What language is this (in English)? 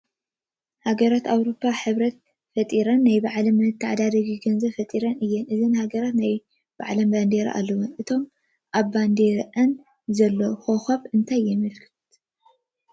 Tigrinya